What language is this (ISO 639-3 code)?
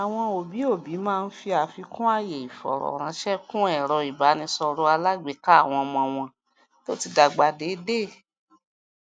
yor